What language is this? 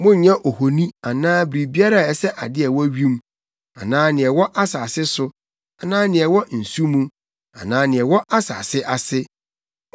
Akan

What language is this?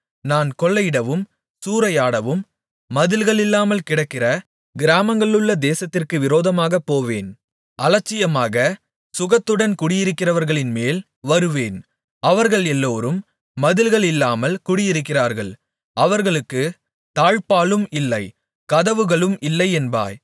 Tamil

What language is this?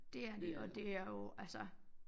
Danish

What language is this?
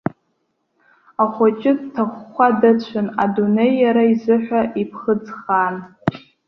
Abkhazian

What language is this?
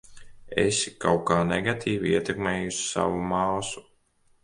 Latvian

